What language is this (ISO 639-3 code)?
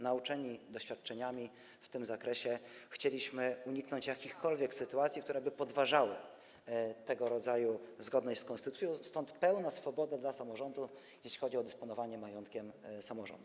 pol